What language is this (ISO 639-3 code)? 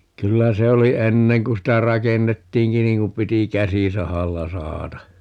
fin